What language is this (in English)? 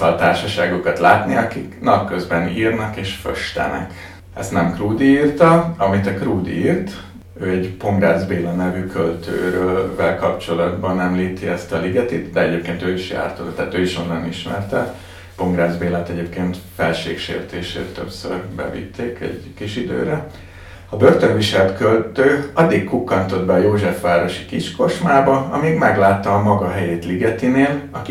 Hungarian